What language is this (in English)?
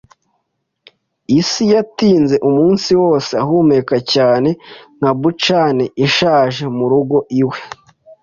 Kinyarwanda